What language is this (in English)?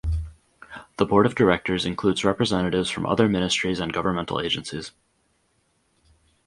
English